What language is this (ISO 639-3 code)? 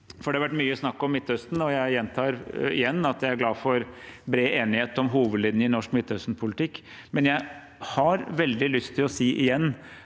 nor